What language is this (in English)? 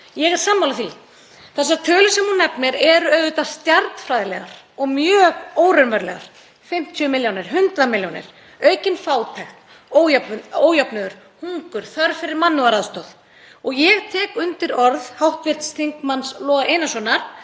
Icelandic